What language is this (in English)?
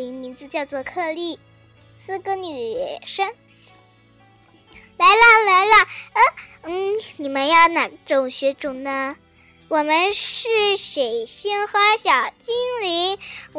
Chinese